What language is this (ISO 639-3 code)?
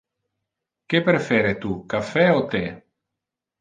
ina